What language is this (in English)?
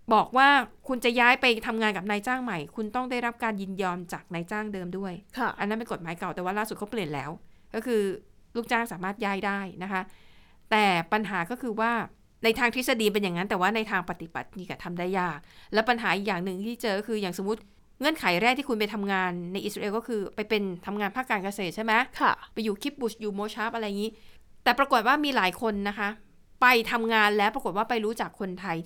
Thai